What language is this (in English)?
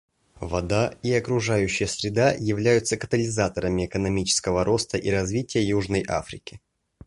Russian